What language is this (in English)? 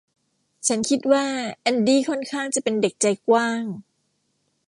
Thai